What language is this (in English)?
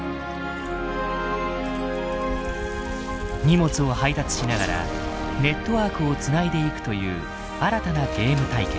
Japanese